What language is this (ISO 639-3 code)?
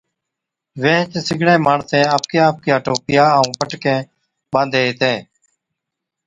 odk